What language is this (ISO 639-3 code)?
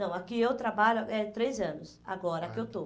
por